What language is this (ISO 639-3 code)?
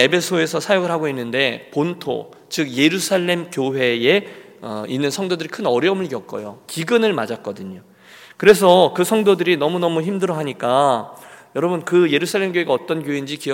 kor